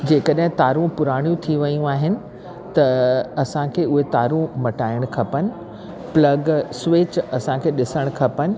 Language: Sindhi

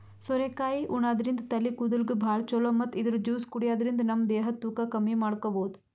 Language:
Kannada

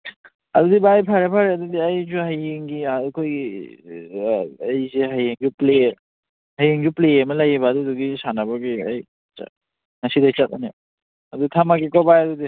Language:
Manipuri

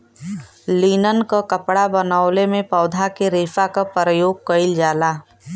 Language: Bhojpuri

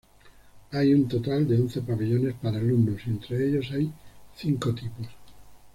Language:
Spanish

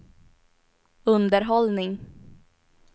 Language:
Swedish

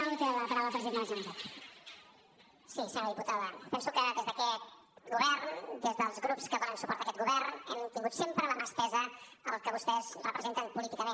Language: Catalan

